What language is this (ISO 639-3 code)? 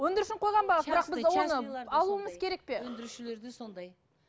kaz